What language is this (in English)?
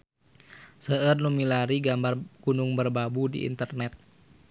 Sundanese